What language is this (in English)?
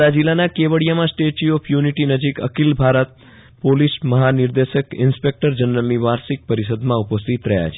Gujarati